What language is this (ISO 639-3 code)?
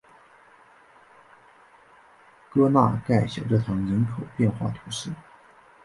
zho